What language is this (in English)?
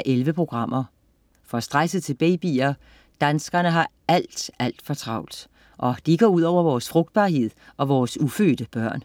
Danish